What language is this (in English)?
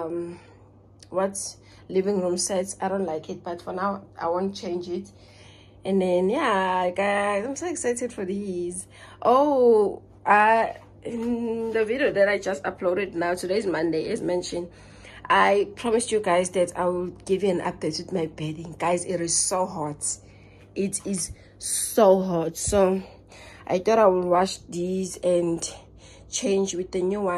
English